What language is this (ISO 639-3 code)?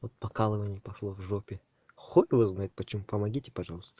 rus